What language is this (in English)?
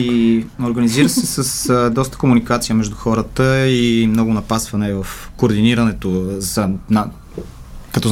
Bulgarian